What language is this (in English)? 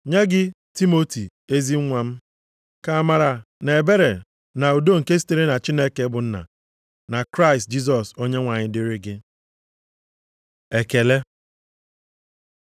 Igbo